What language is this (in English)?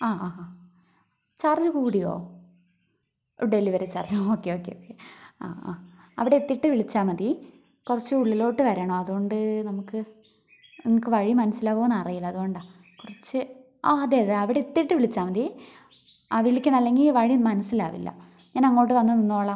Malayalam